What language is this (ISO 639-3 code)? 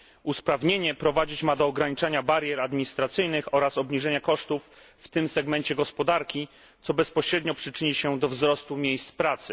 pol